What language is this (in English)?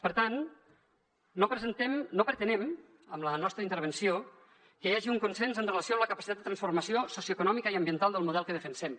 Catalan